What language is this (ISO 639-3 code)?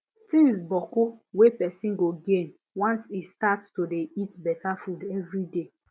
pcm